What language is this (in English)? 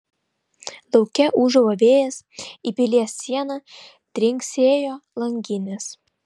Lithuanian